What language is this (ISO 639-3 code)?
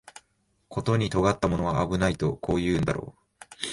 jpn